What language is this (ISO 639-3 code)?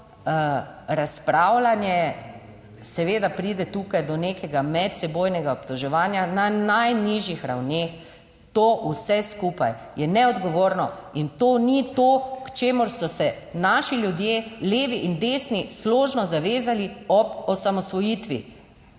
slv